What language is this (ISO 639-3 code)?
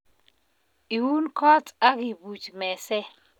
kln